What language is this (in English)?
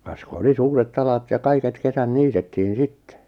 Finnish